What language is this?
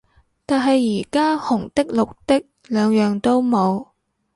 Cantonese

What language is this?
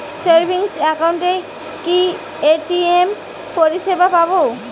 Bangla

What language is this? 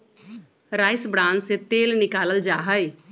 Magahi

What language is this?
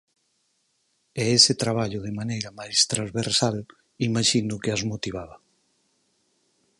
Galician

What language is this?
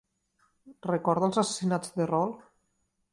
Catalan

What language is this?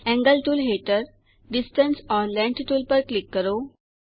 Gujarati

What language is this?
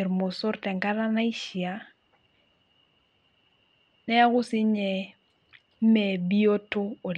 Masai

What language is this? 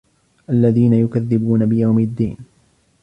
Arabic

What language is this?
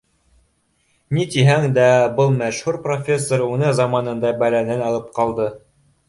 Bashkir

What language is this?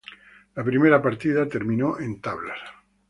Spanish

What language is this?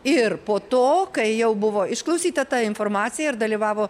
Lithuanian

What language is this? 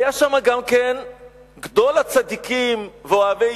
Hebrew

